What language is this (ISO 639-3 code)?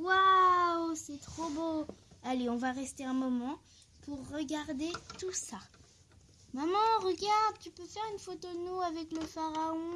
fra